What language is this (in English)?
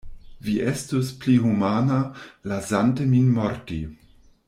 Esperanto